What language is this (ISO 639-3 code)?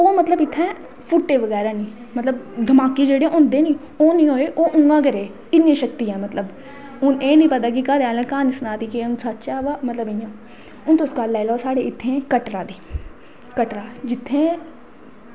doi